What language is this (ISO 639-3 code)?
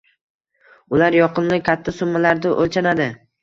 uzb